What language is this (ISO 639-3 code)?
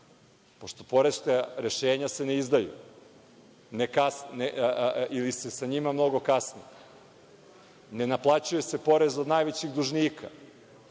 srp